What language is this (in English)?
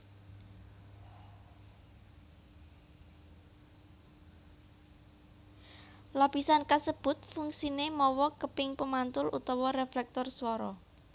Javanese